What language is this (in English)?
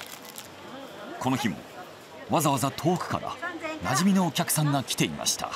Japanese